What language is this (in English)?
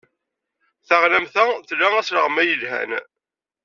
Kabyle